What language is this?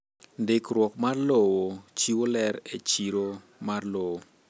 Luo (Kenya and Tanzania)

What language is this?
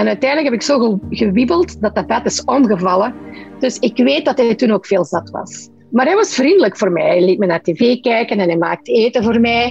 Dutch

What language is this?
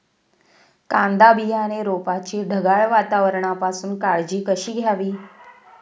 Marathi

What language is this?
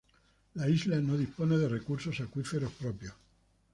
Spanish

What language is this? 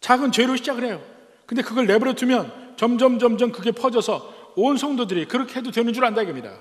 Korean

